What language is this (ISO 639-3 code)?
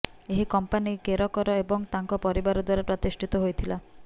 ori